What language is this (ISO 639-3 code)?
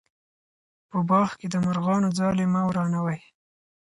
pus